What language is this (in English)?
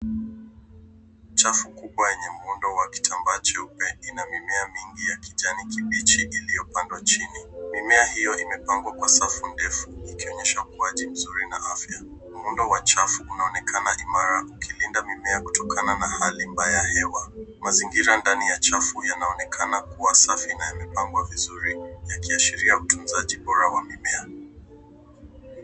Swahili